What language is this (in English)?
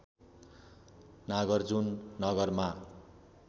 Nepali